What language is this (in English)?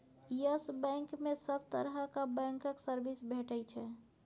Maithili